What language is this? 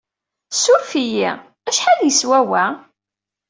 Kabyle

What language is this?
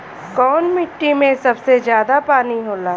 Bhojpuri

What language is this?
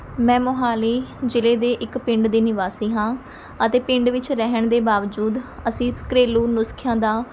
Punjabi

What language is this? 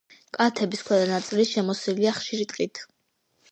Georgian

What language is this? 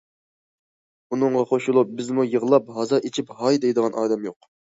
Uyghur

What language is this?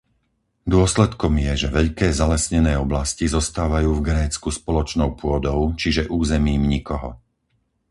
Slovak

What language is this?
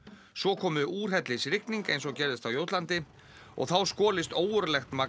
Icelandic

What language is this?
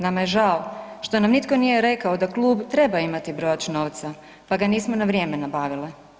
Croatian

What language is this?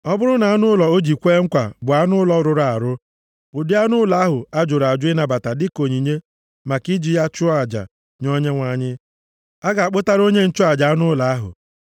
Igbo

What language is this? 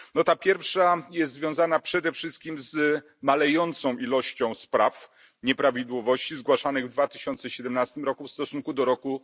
Polish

